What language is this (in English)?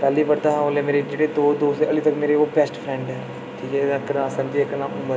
Dogri